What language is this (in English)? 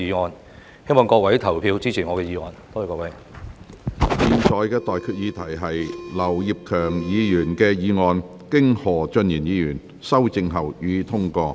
Cantonese